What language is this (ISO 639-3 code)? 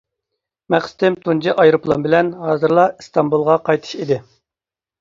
uig